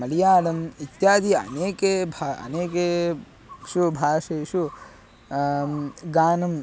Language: Sanskrit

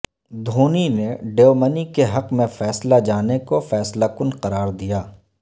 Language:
Urdu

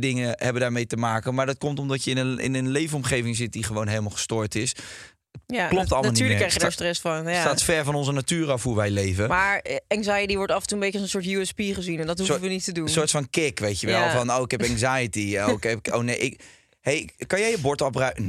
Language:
Dutch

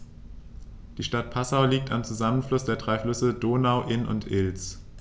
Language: German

